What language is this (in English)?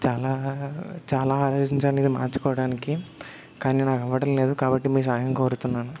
Telugu